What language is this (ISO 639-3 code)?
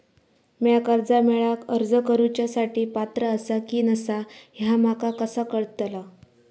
mar